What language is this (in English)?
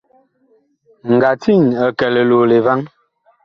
Bakoko